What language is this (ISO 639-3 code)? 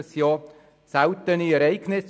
gsw